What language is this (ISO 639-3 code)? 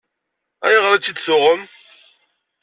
kab